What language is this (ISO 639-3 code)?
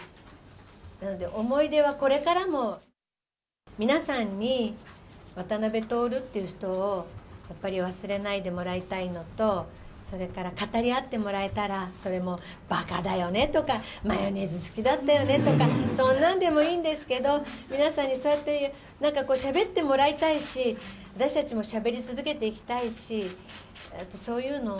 jpn